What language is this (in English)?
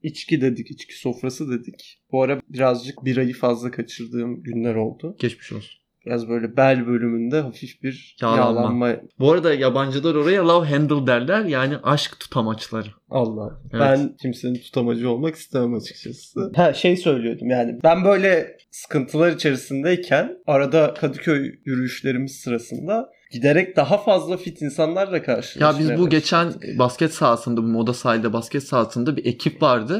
Turkish